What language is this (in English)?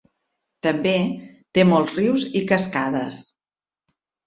Catalan